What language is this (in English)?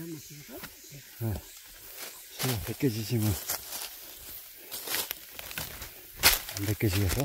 Korean